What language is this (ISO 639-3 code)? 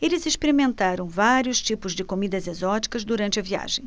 por